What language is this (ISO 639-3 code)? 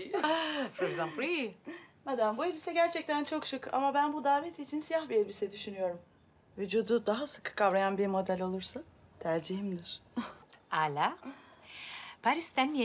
tur